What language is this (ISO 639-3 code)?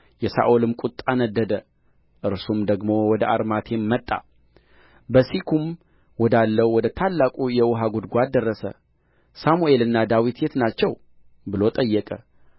amh